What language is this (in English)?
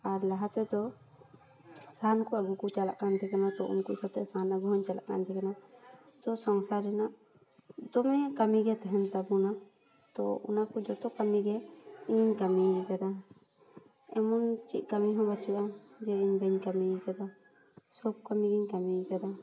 Santali